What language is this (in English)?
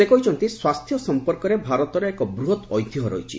Odia